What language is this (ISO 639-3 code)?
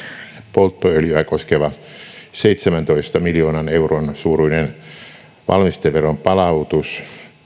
fin